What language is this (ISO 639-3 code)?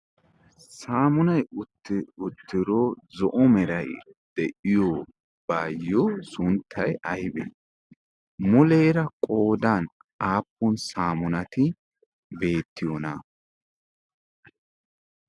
wal